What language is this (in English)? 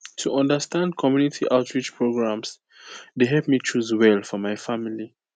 Nigerian Pidgin